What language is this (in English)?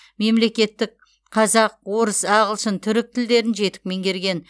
Kazakh